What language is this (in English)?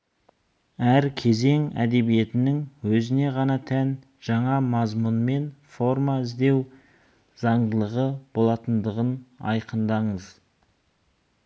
Kazakh